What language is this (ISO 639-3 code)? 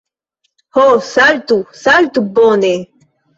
epo